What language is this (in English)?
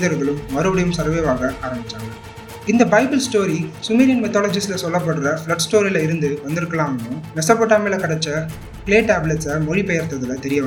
Tamil